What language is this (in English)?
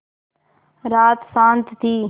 Hindi